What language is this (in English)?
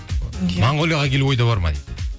Kazakh